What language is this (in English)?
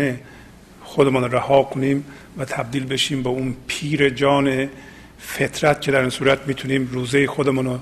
Persian